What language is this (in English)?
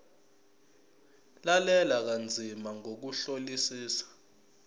Zulu